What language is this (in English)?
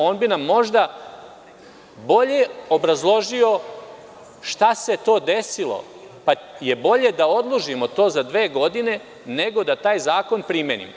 Serbian